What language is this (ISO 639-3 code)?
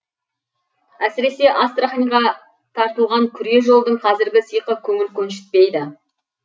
kaz